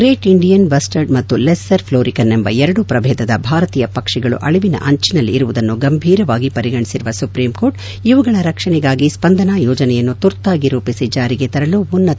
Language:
Kannada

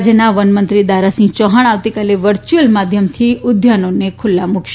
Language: Gujarati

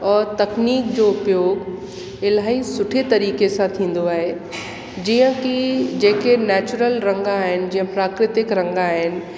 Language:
Sindhi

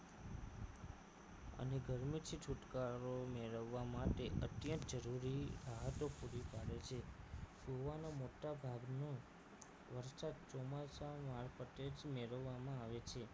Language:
Gujarati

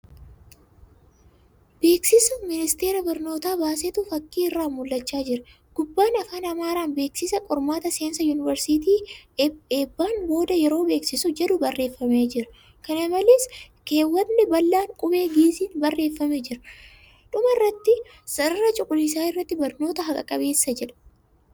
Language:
Oromo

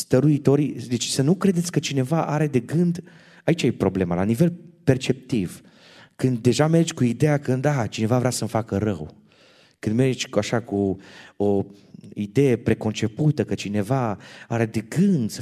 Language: Romanian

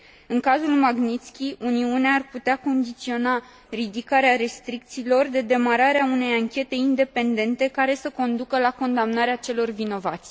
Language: Romanian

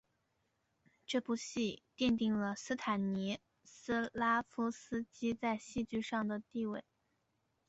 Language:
Chinese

